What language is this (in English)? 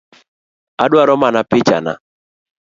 Luo (Kenya and Tanzania)